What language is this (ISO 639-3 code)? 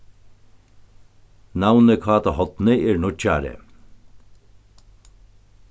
fao